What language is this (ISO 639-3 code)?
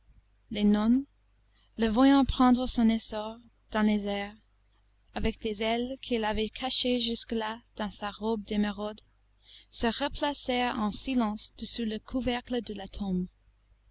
fra